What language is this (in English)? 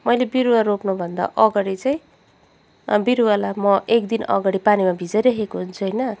Nepali